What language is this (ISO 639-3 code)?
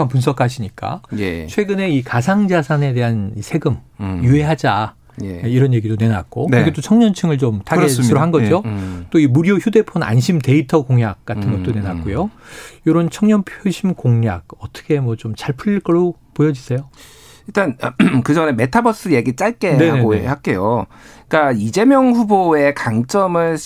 kor